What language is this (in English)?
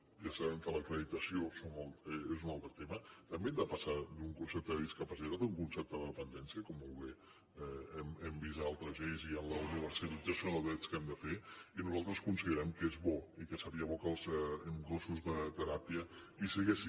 Catalan